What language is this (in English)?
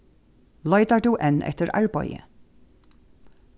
Faroese